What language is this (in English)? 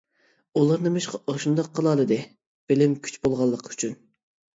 Uyghur